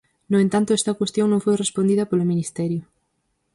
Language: Galician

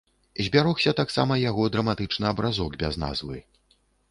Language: Belarusian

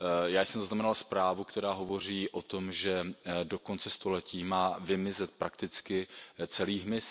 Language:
Czech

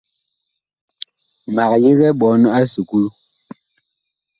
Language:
Bakoko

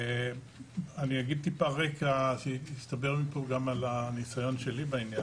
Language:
Hebrew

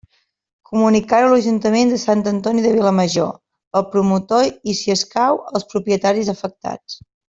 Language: Catalan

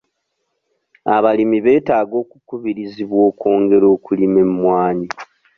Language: Ganda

